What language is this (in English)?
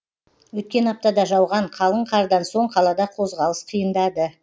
Kazakh